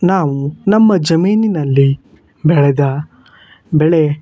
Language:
Kannada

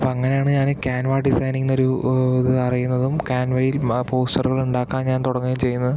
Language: Malayalam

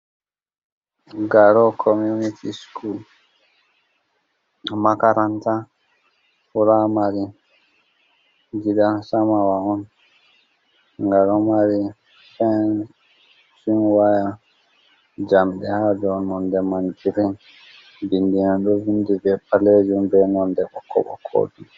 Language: Fula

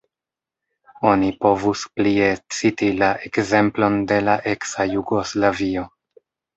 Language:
Esperanto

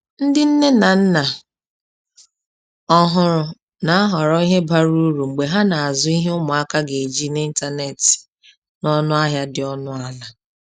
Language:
Igbo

